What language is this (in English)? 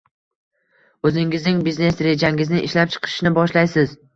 Uzbek